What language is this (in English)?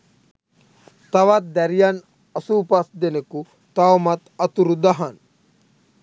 Sinhala